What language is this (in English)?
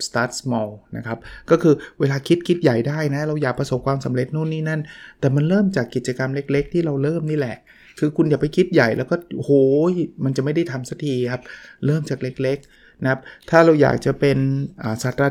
Thai